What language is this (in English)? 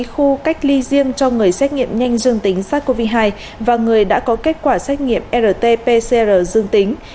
Vietnamese